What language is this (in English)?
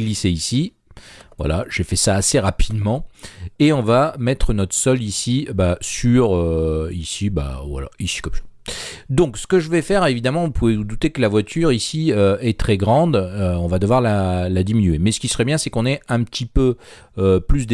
French